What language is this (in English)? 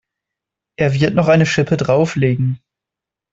German